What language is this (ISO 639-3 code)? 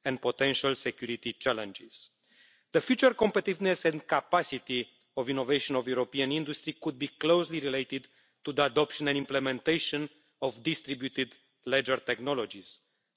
eng